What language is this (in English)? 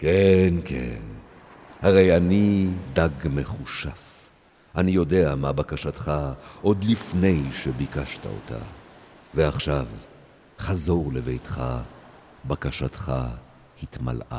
Hebrew